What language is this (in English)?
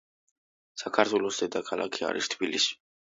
Georgian